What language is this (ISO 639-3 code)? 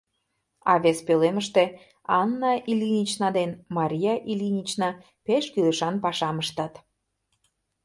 chm